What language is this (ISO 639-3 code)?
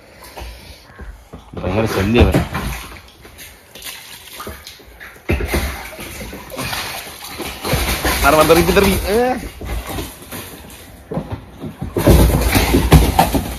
mal